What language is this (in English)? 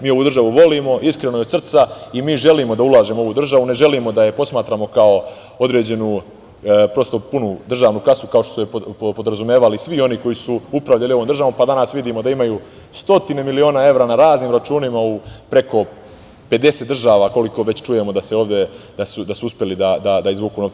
Serbian